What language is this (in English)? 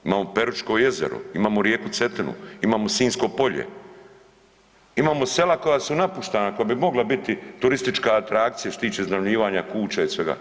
Croatian